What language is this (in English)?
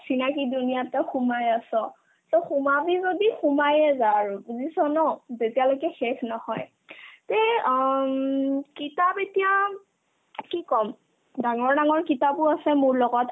Assamese